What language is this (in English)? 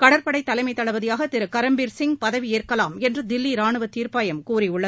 Tamil